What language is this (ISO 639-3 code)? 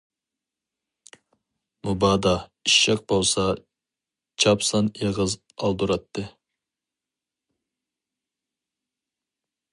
uig